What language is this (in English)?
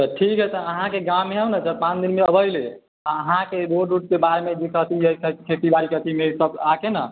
Maithili